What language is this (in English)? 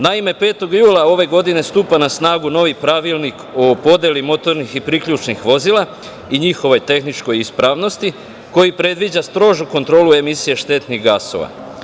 Serbian